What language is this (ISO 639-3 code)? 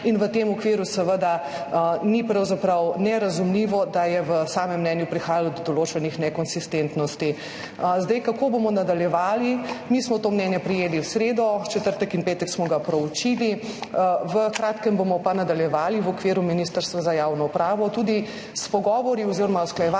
slv